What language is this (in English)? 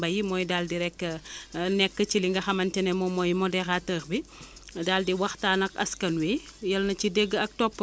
Wolof